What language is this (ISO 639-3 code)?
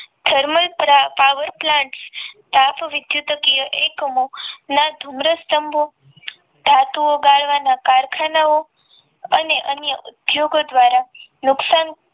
guj